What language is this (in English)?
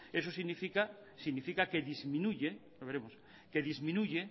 Spanish